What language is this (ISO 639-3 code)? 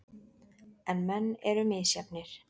isl